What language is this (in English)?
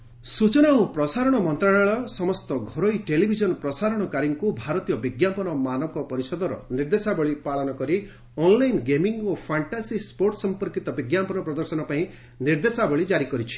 Odia